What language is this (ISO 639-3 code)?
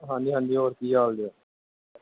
pan